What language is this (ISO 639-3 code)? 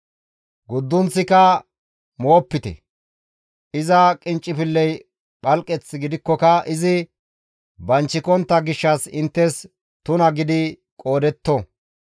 gmv